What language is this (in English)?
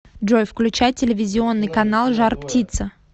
Russian